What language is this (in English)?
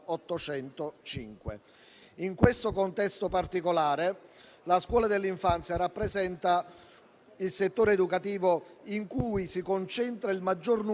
Italian